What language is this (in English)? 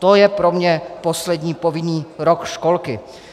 Czech